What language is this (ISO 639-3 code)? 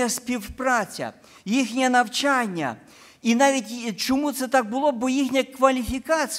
ukr